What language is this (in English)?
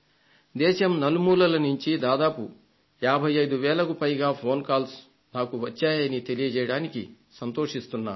Telugu